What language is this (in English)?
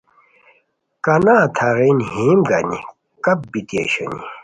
Khowar